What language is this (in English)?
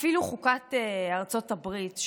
Hebrew